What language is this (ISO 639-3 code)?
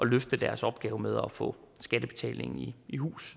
dan